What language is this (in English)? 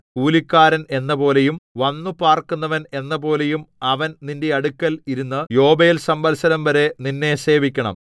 Malayalam